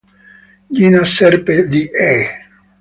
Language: Italian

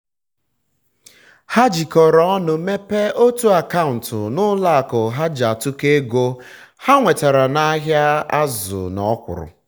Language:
Igbo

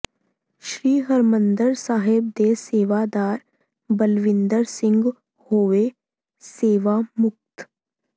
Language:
Punjabi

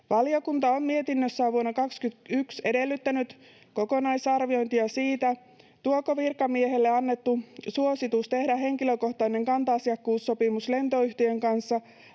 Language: Finnish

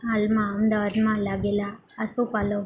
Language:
Gujarati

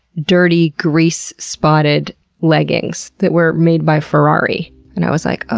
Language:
English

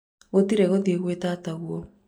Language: Kikuyu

